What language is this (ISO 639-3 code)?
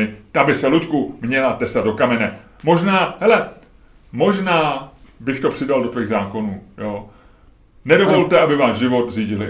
ces